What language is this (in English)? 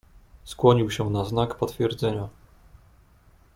Polish